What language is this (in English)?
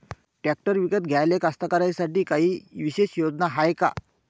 Marathi